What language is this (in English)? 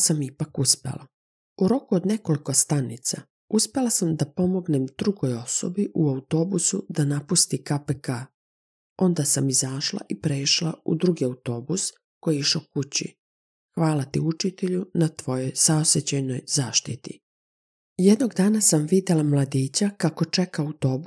Croatian